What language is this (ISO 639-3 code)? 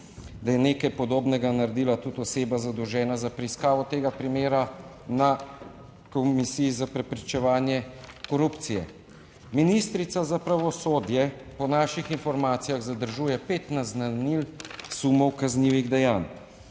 slv